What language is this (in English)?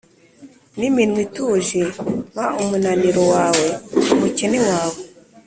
Kinyarwanda